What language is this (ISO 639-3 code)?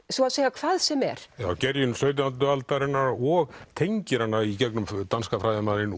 isl